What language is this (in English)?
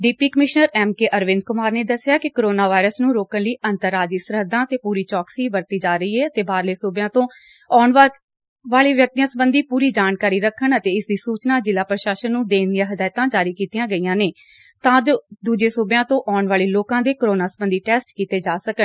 Punjabi